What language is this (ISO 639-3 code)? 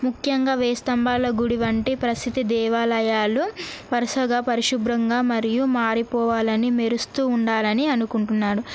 tel